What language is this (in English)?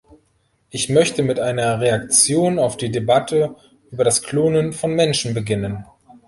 German